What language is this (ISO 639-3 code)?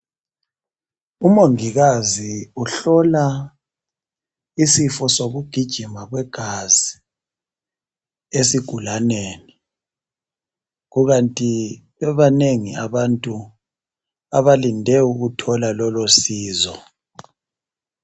nde